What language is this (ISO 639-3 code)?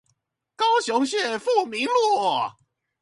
zho